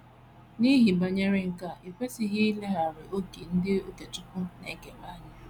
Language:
Igbo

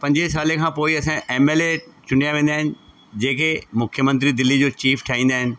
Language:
Sindhi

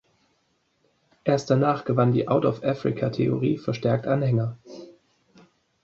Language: German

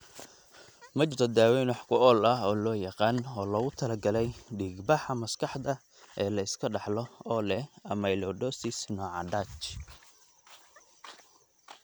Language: Somali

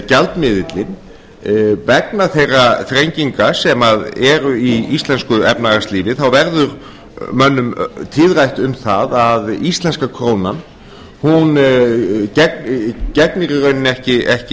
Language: Icelandic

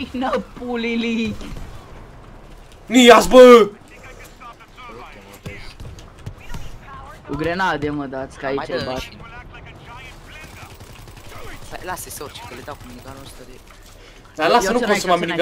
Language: Romanian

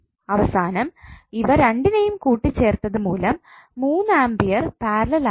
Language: Malayalam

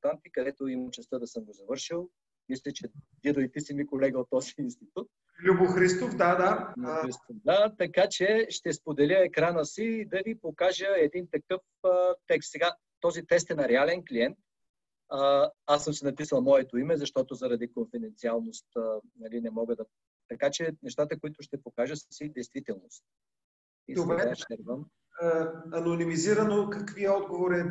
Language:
Bulgarian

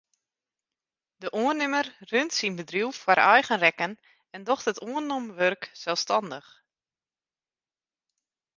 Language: Western Frisian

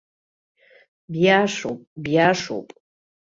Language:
Abkhazian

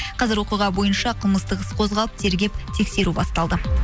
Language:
Kazakh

